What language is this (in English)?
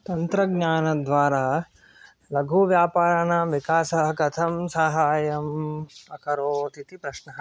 Sanskrit